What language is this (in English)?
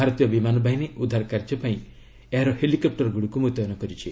Odia